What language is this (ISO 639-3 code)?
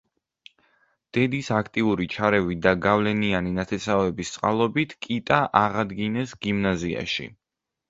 kat